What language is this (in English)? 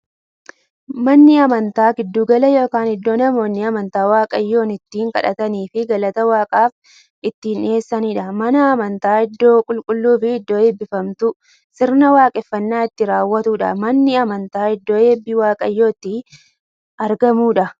Oromo